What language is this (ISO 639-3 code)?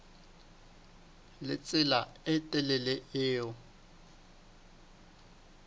sot